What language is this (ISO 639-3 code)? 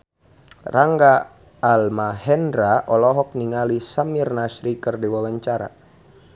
sun